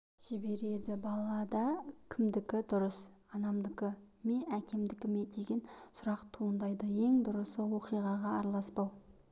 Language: Kazakh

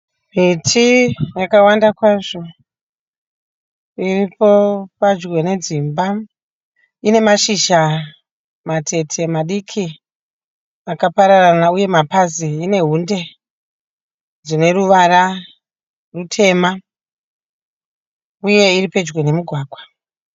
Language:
Shona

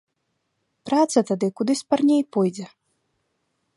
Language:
Belarusian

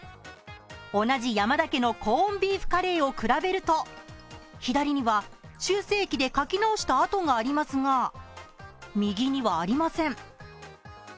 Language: Japanese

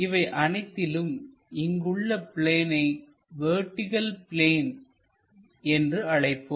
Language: Tamil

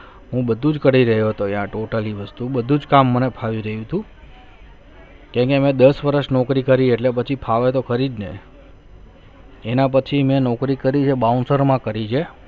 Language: Gujarati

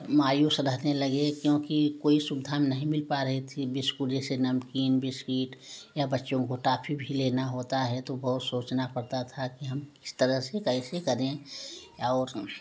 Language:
Hindi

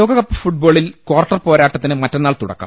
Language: Malayalam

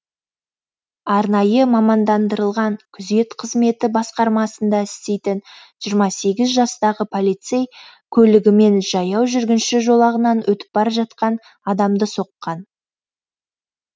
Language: Kazakh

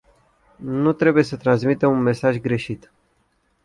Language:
Romanian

